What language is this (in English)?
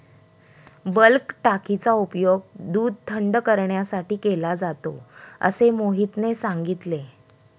Marathi